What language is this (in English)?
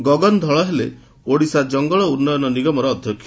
Odia